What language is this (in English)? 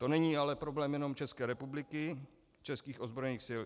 Czech